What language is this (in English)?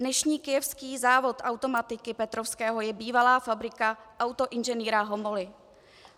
Czech